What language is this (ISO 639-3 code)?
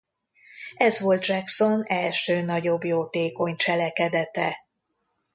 hun